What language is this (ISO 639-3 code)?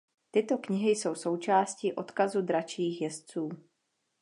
ces